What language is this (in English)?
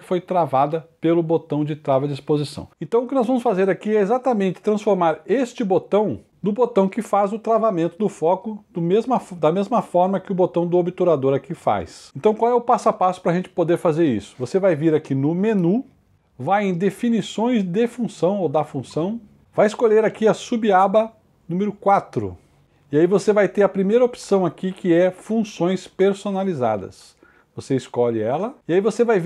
Portuguese